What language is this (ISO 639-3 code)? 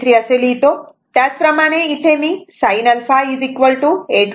mar